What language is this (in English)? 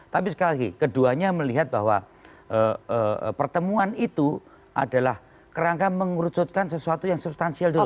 Indonesian